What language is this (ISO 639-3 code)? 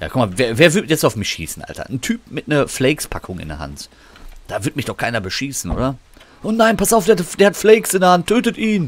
deu